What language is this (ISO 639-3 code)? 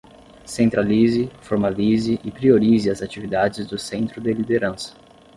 por